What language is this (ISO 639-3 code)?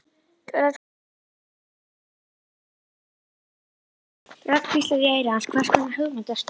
isl